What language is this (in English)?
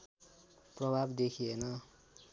Nepali